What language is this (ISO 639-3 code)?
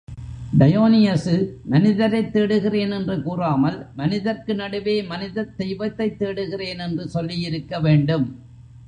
tam